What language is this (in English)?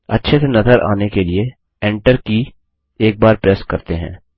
Hindi